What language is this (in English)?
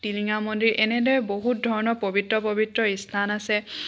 Assamese